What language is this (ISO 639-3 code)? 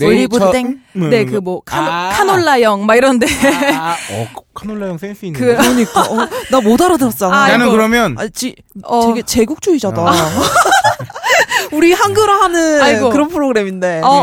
kor